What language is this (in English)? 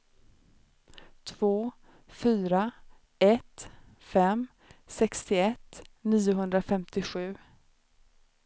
Swedish